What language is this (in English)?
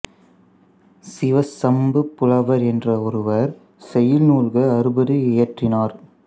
Tamil